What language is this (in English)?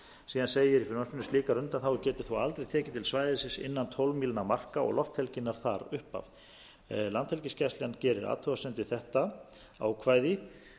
Icelandic